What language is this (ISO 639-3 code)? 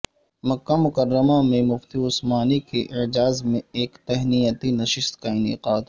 urd